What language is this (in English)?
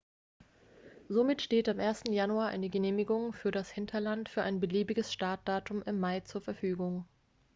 German